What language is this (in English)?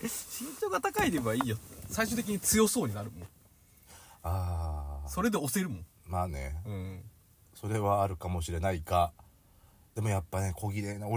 Japanese